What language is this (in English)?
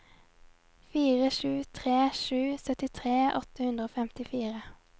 Norwegian